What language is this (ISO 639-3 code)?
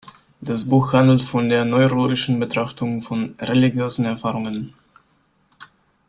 deu